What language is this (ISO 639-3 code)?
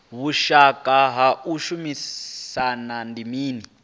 ven